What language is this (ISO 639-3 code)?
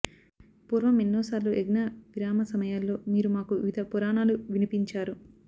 tel